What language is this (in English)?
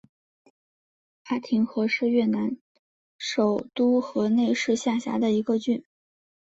Chinese